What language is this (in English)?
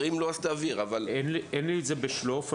Hebrew